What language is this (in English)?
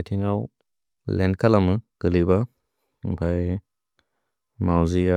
Bodo